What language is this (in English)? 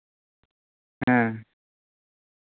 Santali